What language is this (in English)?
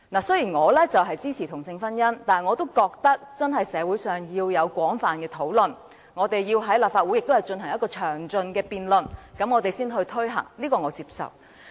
Cantonese